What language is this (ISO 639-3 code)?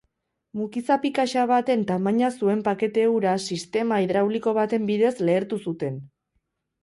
eus